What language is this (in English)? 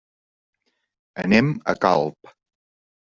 Catalan